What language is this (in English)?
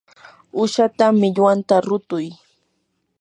Yanahuanca Pasco Quechua